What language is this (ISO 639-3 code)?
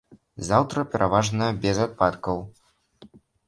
bel